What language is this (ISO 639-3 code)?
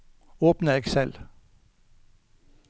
nor